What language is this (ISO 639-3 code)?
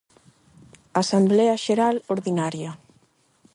glg